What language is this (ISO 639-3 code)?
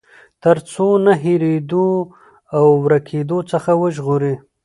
pus